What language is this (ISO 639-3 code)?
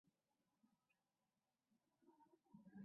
zho